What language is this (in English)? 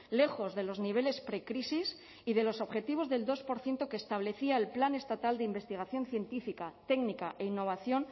Spanish